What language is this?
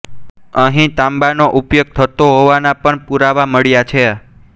Gujarati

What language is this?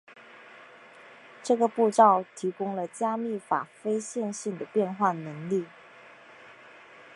Chinese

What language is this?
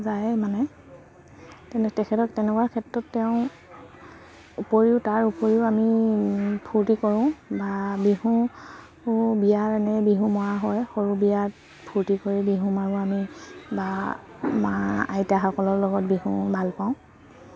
Assamese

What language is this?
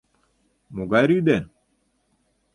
Mari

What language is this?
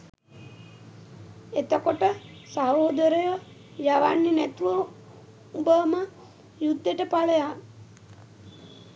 Sinhala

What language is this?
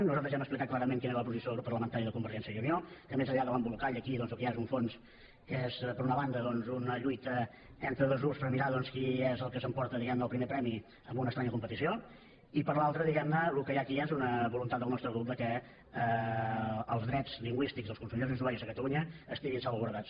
Catalan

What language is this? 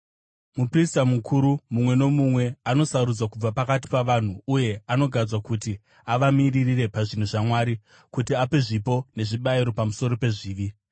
Shona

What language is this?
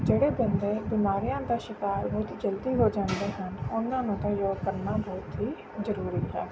Punjabi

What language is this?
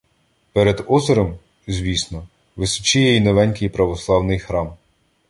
Ukrainian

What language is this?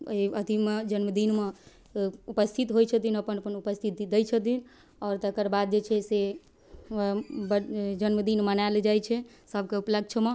Maithili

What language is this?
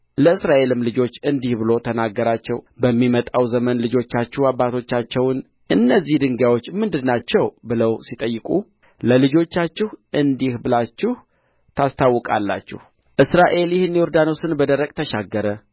Amharic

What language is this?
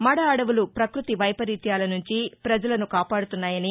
Telugu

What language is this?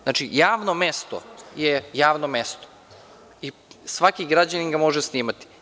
Serbian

